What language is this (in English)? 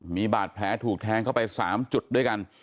Thai